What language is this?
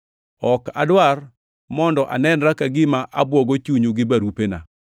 Luo (Kenya and Tanzania)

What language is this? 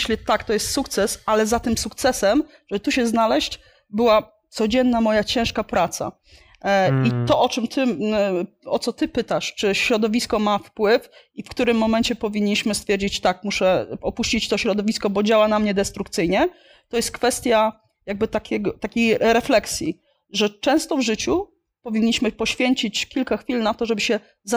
Polish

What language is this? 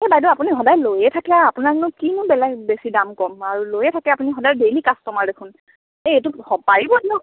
Assamese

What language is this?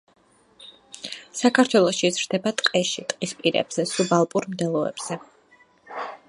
Georgian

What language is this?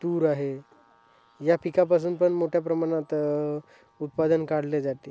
Marathi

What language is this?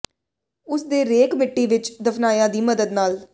Punjabi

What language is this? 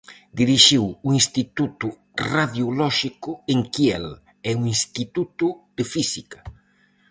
Galician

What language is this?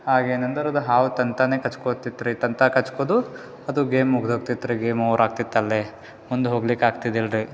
Kannada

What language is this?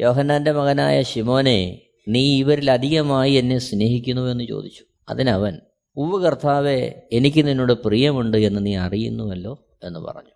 Malayalam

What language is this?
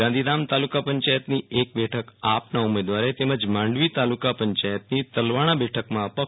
Gujarati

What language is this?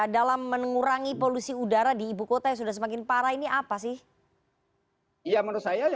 Indonesian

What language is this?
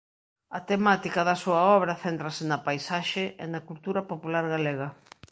Galician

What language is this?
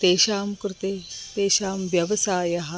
Sanskrit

